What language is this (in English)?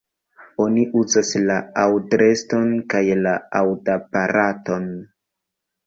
Esperanto